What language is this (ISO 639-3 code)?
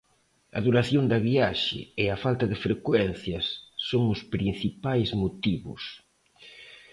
glg